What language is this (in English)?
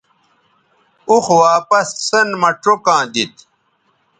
Bateri